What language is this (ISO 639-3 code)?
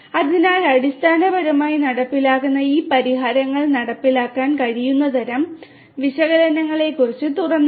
mal